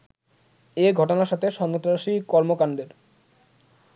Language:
Bangla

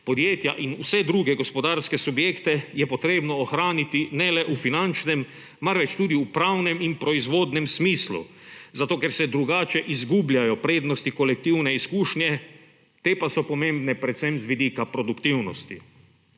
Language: Slovenian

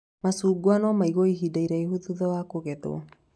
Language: Kikuyu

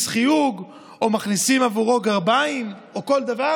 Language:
Hebrew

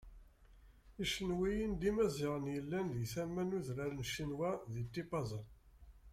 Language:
Kabyle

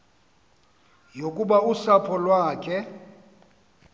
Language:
Xhosa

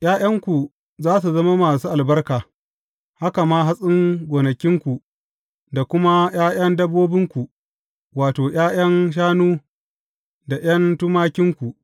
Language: Hausa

